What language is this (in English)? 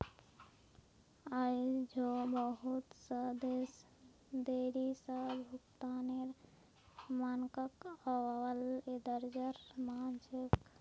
Magahi